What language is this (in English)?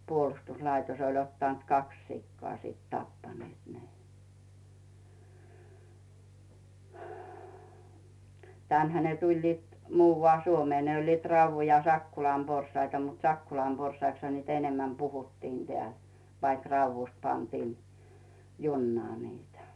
Finnish